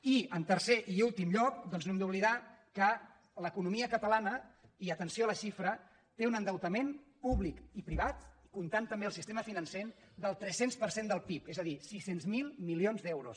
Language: Catalan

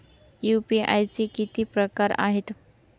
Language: Marathi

